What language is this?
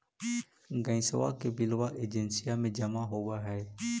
Magahi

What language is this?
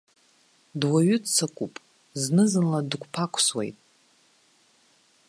Abkhazian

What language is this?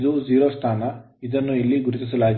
Kannada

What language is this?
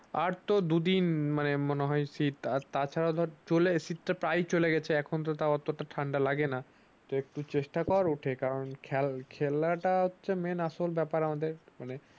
Bangla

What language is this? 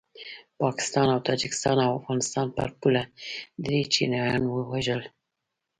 Pashto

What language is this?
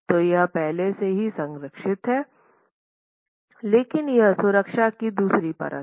Hindi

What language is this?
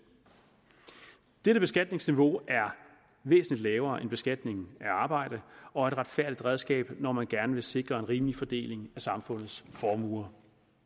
Danish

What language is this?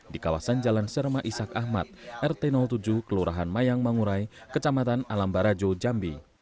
Indonesian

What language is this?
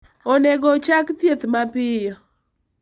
Luo (Kenya and Tanzania)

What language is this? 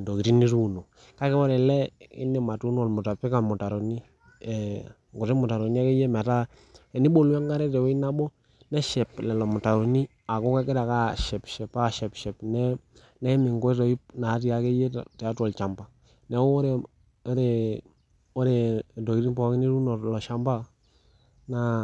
Masai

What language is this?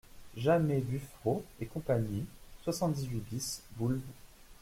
French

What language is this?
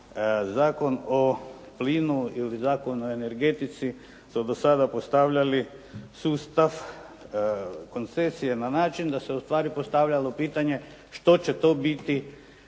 Croatian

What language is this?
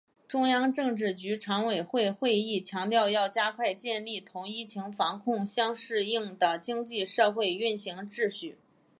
Chinese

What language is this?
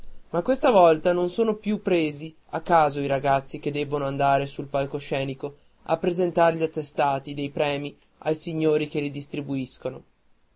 Italian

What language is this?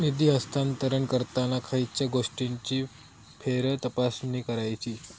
Marathi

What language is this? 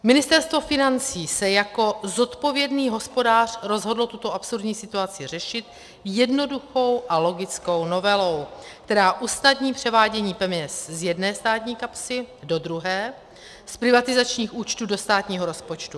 Czech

